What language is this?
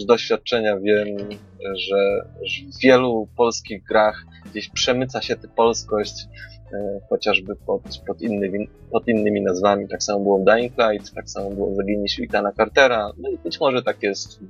Polish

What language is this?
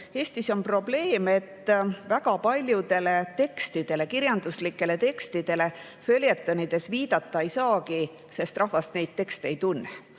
Estonian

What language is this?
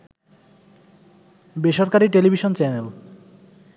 Bangla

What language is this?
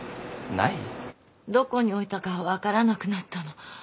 Japanese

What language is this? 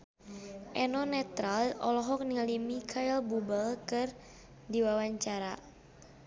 Sundanese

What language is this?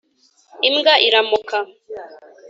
Kinyarwanda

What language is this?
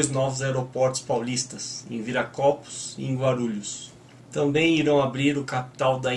Portuguese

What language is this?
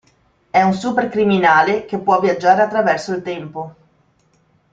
Italian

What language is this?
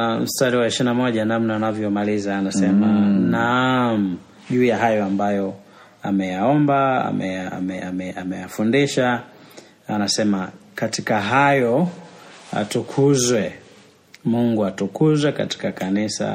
Swahili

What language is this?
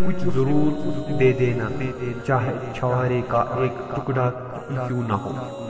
Urdu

